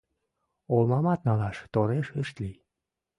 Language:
Mari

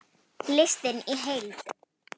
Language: Icelandic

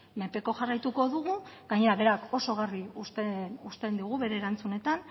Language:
Basque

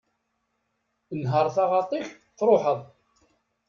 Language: Kabyle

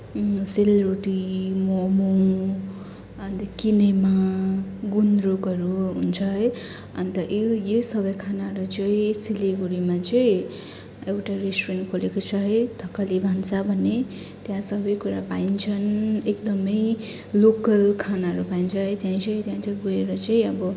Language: Nepali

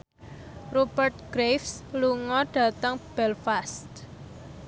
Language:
Javanese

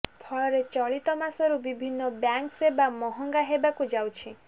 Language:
Odia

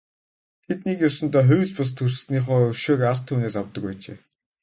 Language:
Mongolian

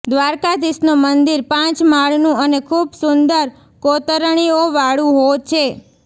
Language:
Gujarati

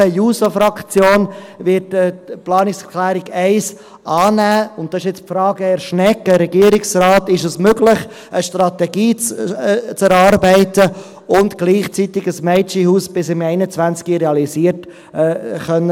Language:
Swiss German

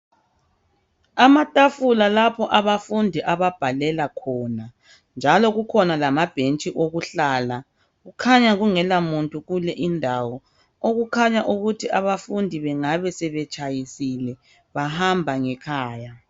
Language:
North Ndebele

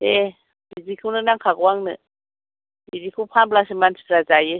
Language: Bodo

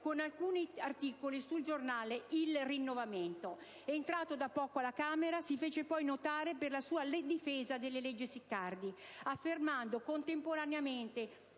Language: Italian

